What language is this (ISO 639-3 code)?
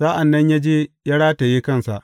hau